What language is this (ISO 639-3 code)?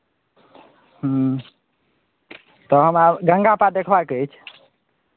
mai